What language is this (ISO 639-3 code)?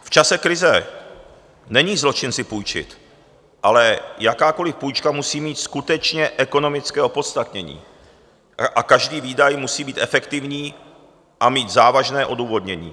ces